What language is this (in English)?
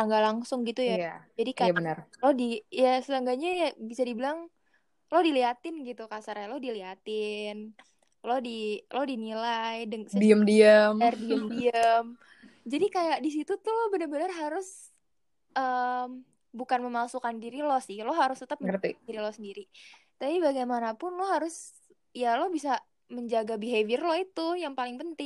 Indonesian